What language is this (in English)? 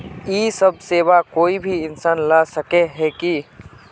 Magahi